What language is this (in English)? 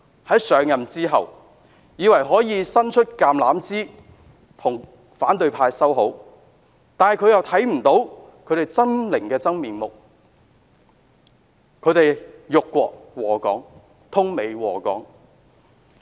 Cantonese